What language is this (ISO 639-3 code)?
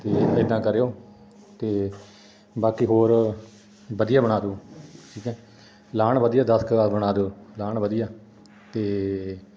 pan